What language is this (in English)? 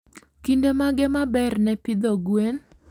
Luo (Kenya and Tanzania)